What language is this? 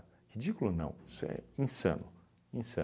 Portuguese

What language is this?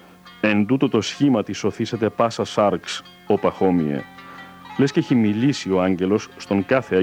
Greek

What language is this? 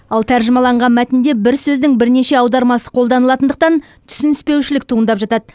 Kazakh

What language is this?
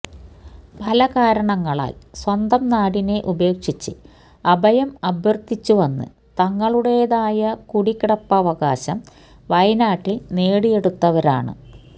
Malayalam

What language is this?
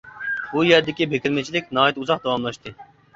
Uyghur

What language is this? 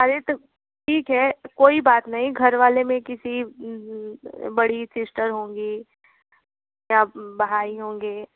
Hindi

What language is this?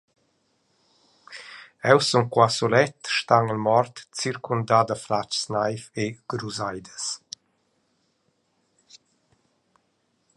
Romansh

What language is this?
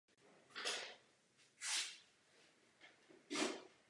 Czech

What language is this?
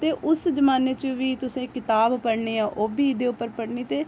Dogri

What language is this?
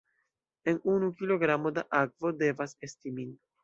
Esperanto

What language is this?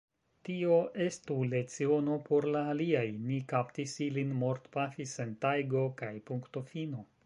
Esperanto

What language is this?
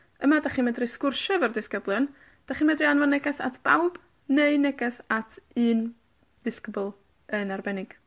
Welsh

